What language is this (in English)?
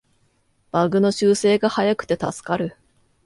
Japanese